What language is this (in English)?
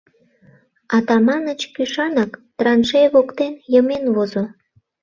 Mari